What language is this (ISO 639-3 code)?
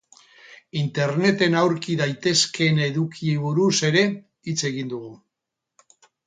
eus